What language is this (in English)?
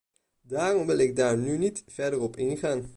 Dutch